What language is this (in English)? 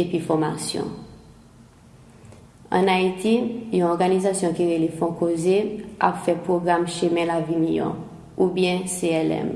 Portuguese